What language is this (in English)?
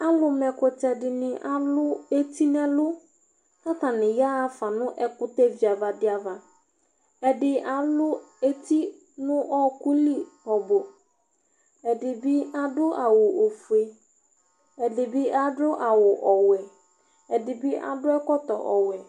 Ikposo